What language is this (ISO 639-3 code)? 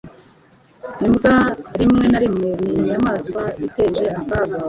kin